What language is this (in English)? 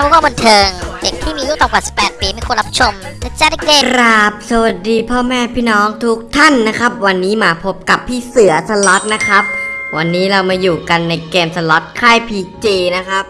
Thai